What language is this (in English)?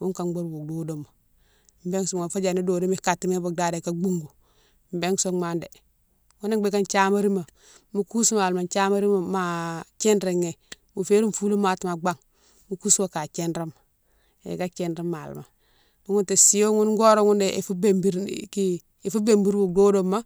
Mansoanka